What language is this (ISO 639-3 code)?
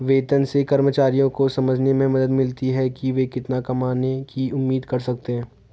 hin